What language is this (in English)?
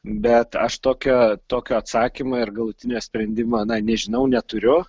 Lithuanian